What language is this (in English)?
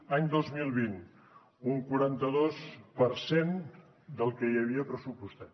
Catalan